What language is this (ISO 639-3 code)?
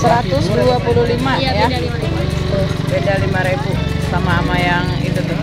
ind